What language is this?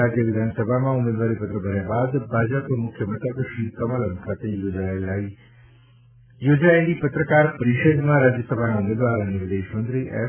Gujarati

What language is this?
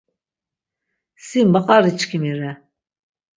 Laz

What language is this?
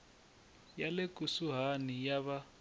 Tsonga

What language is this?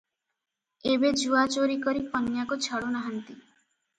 Odia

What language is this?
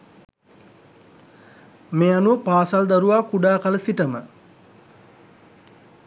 Sinhala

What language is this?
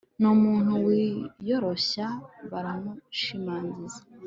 Kinyarwanda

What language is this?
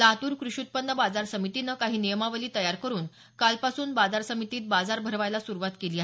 Marathi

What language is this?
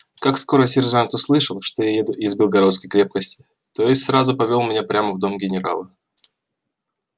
Russian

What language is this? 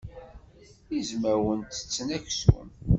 Kabyle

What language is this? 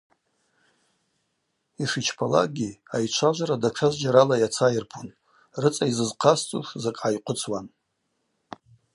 Abaza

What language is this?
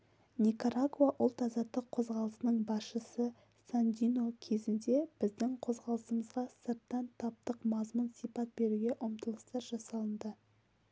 Kazakh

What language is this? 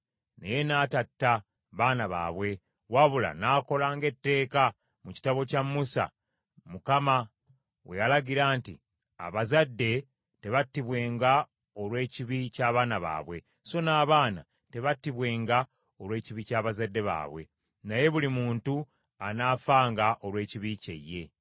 Ganda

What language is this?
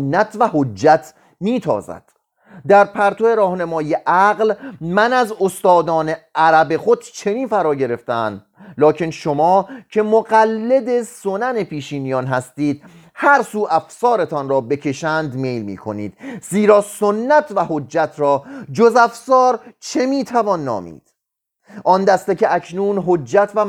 Persian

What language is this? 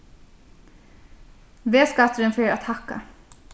Faroese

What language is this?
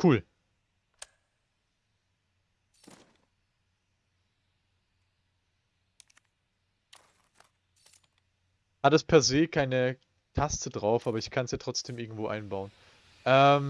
German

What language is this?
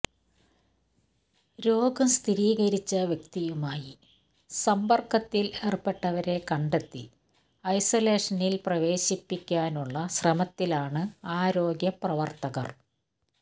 Malayalam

